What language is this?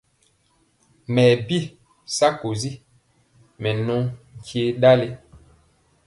Mpiemo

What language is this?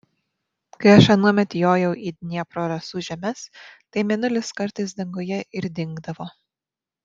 Lithuanian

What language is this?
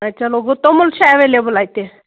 Kashmiri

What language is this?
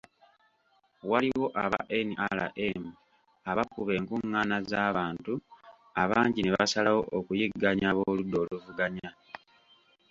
Ganda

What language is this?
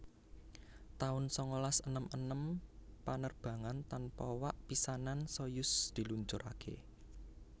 Javanese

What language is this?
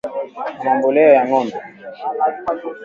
Swahili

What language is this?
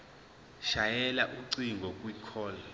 Zulu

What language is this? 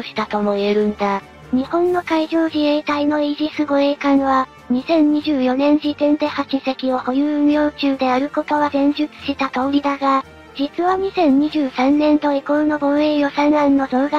Japanese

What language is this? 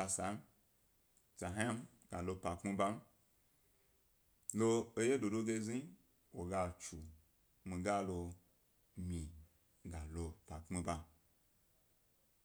Gbari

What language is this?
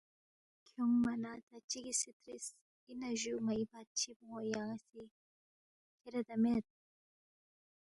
Balti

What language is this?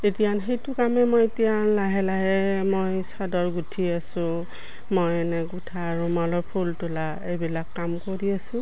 Assamese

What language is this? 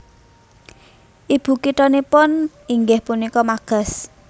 Javanese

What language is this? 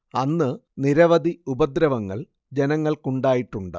Malayalam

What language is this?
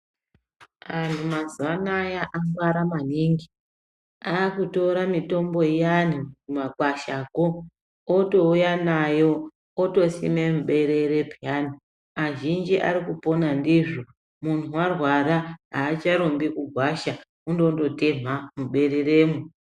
Ndau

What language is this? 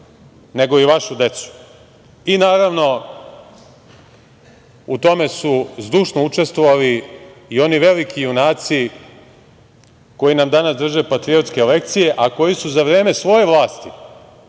Serbian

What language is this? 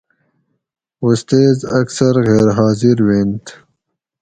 Gawri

